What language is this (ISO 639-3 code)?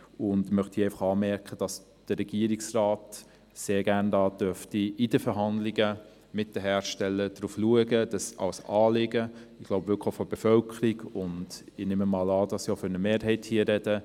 gsw